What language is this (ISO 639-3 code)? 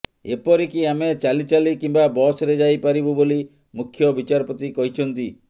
ori